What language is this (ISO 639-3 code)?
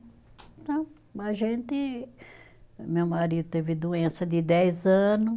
por